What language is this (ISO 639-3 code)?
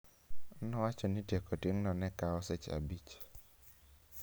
luo